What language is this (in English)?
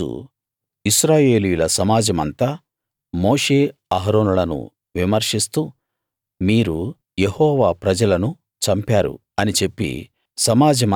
Telugu